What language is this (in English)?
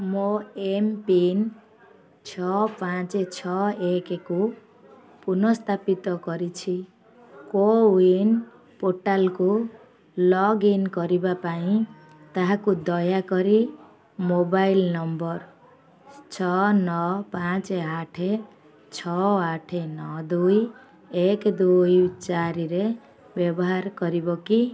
Odia